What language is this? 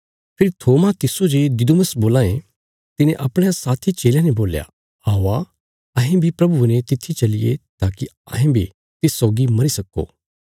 Bilaspuri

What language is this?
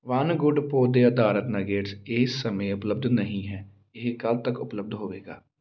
Punjabi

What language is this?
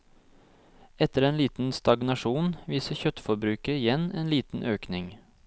Norwegian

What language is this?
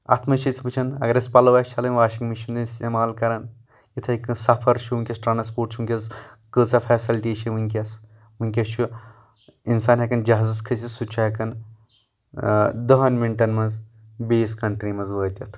Kashmiri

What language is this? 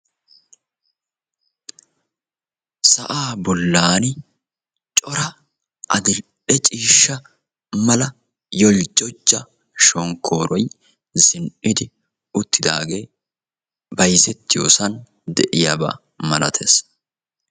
Wolaytta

